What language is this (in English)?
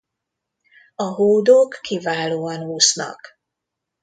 Hungarian